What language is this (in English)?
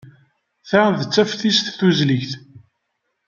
Kabyle